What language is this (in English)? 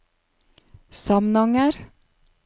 Norwegian